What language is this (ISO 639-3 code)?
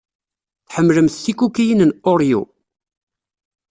kab